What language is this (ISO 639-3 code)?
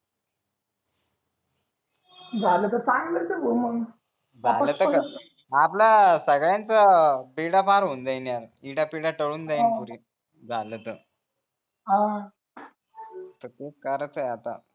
mar